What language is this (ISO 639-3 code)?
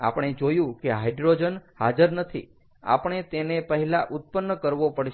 guj